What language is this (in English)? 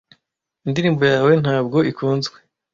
Kinyarwanda